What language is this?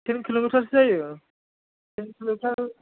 Bodo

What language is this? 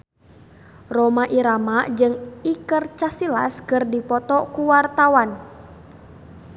Sundanese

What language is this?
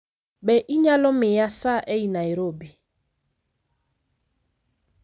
Luo (Kenya and Tanzania)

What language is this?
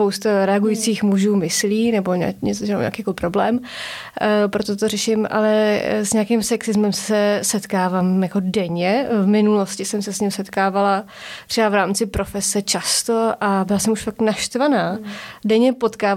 Czech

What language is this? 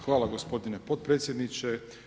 Croatian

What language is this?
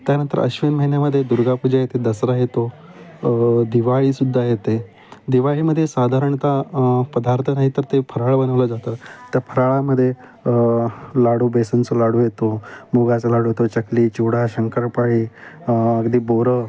Marathi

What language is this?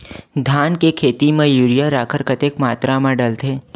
Chhattisgarhi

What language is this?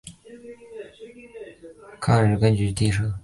Chinese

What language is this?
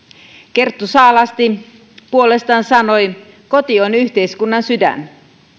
Finnish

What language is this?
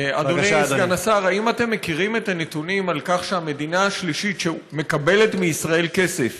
Hebrew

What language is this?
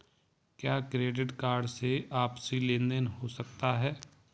Hindi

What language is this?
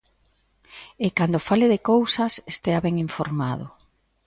Galician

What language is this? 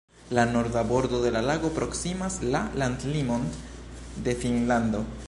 Esperanto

